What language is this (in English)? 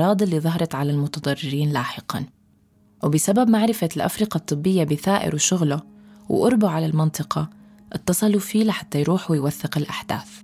Arabic